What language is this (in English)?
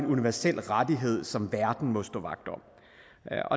Danish